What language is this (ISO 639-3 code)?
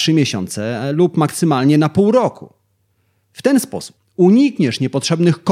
pol